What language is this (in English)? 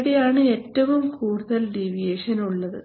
Malayalam